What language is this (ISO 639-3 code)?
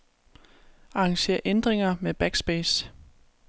dan